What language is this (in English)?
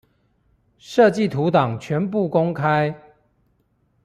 Chinese